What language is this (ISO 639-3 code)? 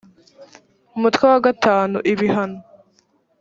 kin